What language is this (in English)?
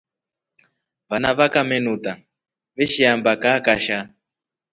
Rombo